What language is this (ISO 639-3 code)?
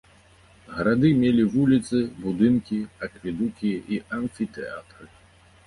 bel